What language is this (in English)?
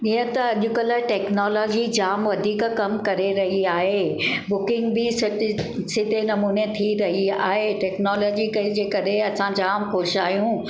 Sindhi